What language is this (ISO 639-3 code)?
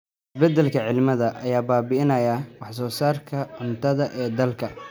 som